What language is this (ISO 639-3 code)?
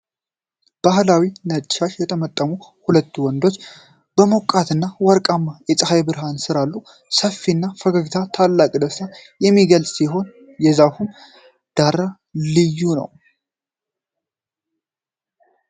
amh